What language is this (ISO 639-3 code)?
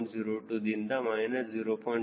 kan